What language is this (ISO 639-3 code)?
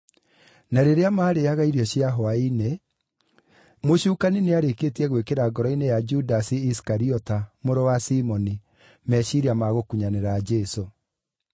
kik